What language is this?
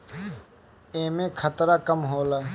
Bhojpuri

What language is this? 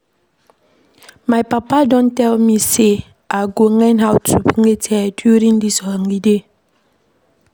Nigerian Pidgin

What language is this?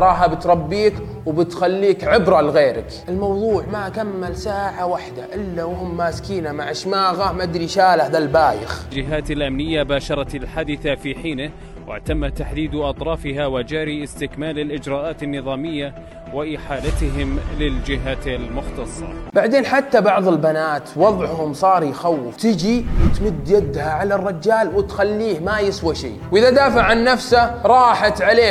Arabic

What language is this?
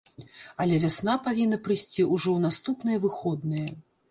Belarusian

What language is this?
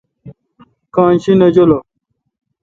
Kalkoti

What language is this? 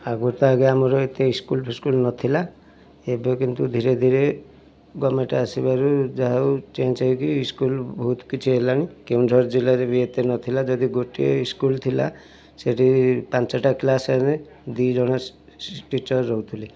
Odia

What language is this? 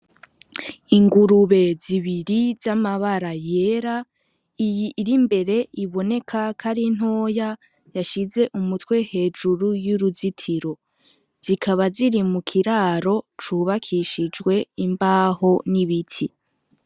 Rundi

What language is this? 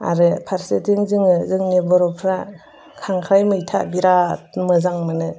Bodo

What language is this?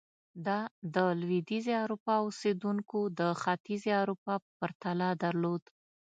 Pashto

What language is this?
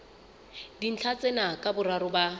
Southern Sotho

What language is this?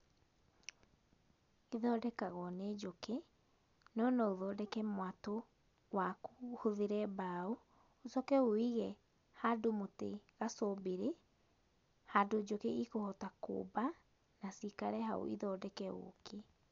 Kikuyu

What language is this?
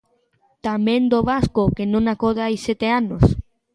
Galician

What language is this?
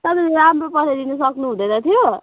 Nepali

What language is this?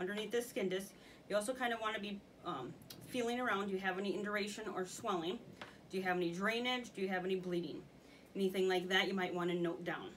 English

